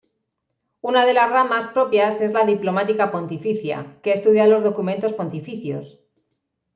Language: Spanish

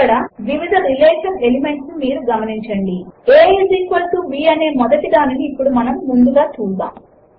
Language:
Telugu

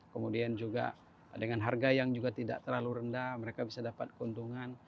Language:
Indonesian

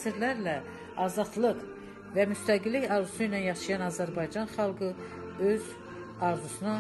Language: Turkish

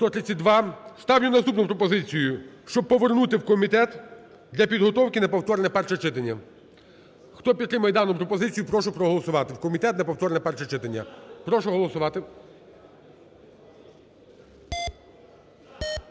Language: Ukrainian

